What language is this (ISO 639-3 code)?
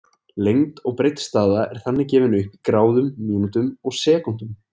isl